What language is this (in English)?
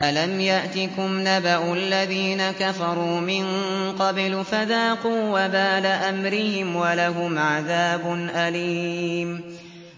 Arabic